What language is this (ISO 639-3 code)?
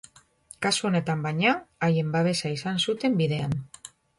eus